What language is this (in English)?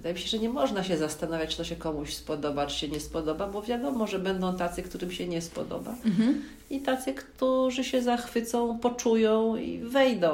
Polish